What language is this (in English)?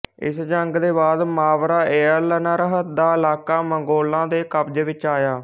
Punjabi